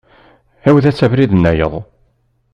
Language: Kabyle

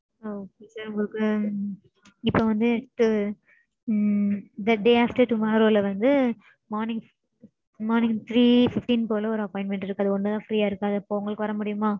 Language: Tamil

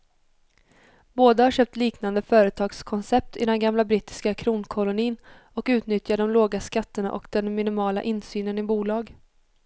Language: Swedish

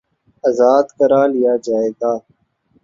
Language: Urdu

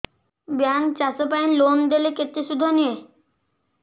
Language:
Odia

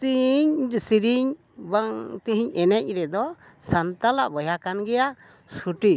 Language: Santali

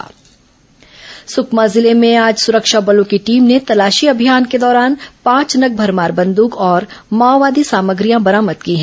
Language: Hindi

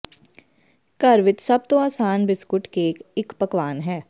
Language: Punjabi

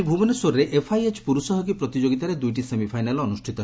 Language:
Odia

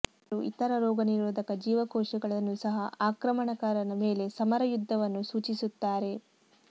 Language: Kannada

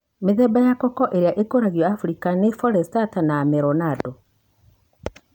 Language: Kikuyu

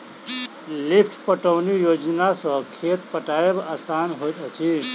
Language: Maithili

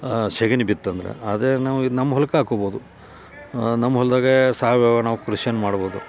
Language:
Kannada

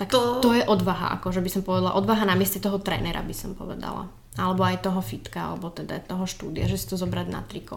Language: Slovak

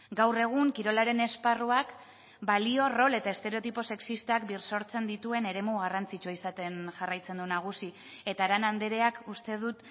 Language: Basque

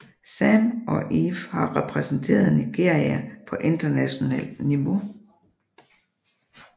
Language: Danish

